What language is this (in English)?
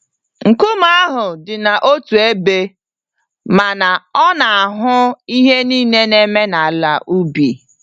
Igbo